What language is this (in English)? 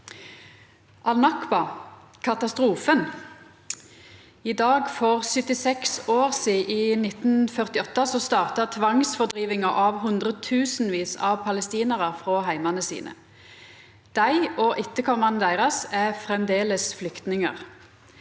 Norwegian